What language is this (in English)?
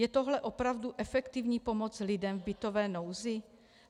Czech